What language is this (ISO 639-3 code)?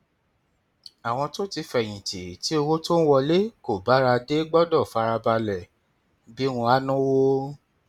yor